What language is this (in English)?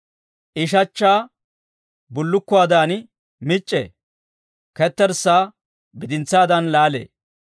Dawro